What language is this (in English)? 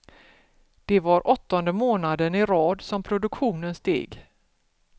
Swedish